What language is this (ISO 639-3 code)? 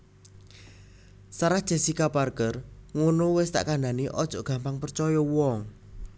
jav